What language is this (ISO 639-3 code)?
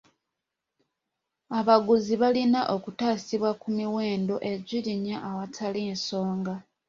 lug